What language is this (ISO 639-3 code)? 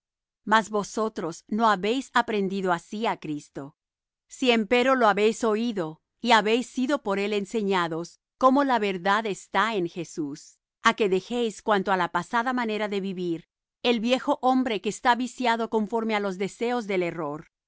spa